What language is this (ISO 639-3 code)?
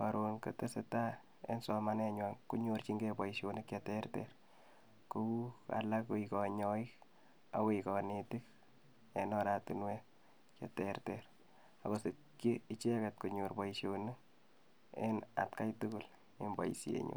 kln